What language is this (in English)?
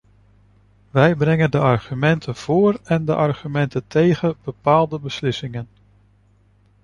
Dutch